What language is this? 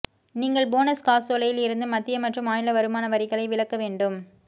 Tamil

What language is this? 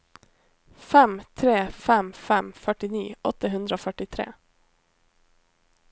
Norwegian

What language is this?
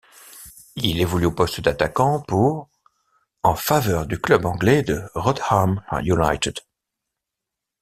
French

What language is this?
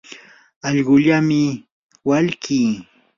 Yanahuanca Pasco Quechua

